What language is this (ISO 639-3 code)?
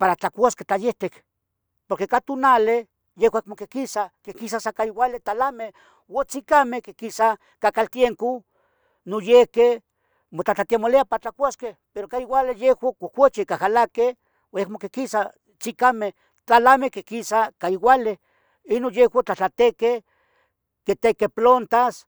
nhg